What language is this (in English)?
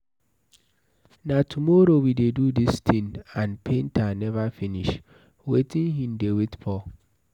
Nigerian Pidgin